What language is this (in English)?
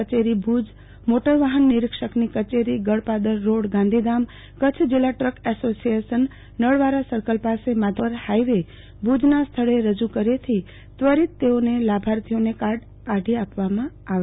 Gujarati